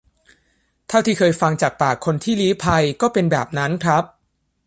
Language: Thai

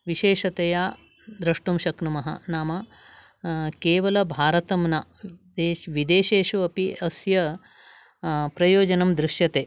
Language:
Sanskrit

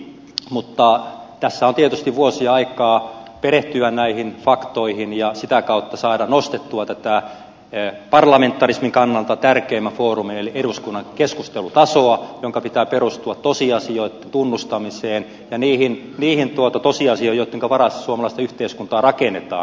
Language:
Finnish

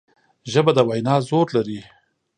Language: Pashto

